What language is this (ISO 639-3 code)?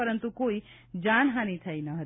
guj